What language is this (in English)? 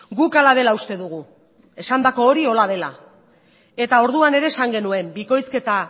Basque